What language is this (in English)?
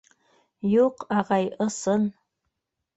Bashkir